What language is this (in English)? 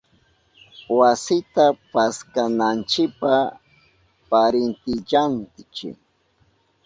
Southern Pastaza Quechua